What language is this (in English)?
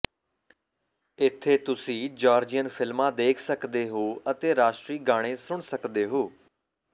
Punjabi